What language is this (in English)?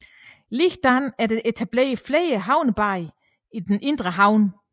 Danish